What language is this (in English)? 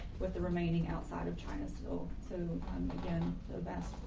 English